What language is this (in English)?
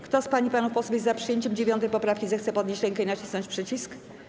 Polish